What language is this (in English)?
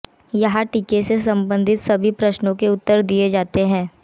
Hindi